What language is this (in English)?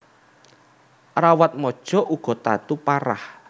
Javanese